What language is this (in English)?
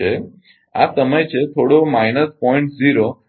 Gujarati